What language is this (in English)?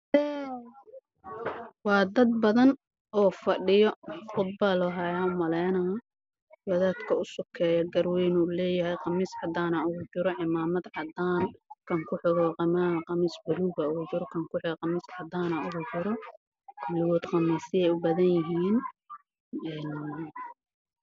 Somali